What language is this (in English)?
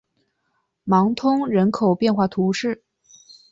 Chinese